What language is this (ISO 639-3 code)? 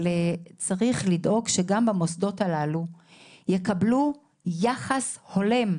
heb